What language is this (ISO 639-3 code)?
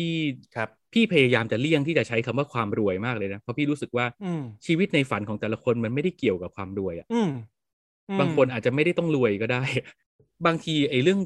tha